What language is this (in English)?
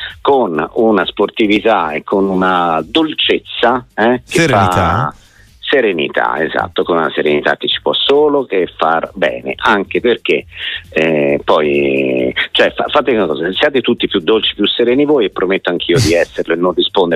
Italian